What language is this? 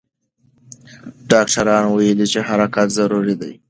Pashto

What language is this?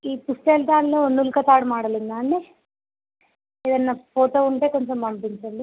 Telugu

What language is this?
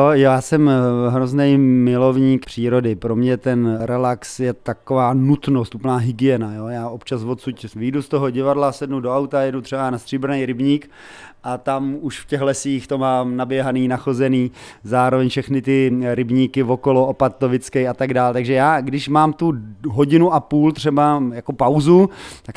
Czech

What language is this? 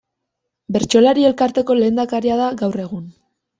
Basque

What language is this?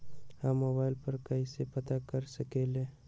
Magahi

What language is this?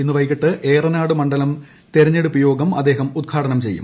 Malayalam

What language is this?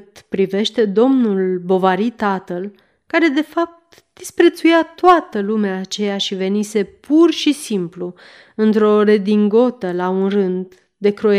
Romanian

